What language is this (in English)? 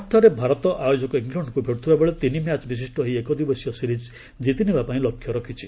Odia